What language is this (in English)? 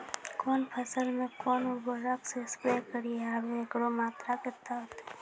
Maithili